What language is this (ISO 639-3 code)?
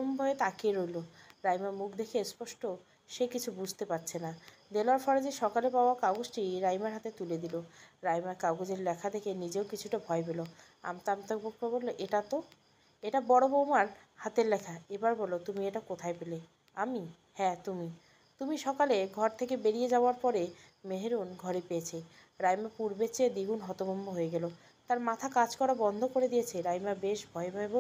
ben